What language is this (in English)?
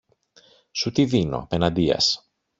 Greek